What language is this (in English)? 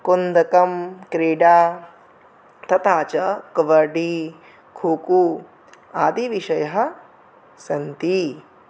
Sanskrit